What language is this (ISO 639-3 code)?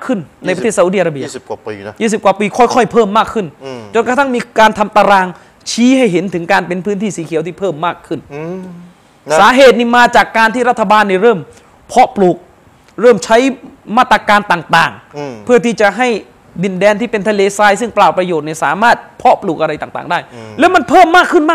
tha